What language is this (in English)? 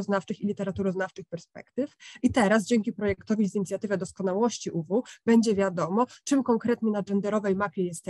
Polish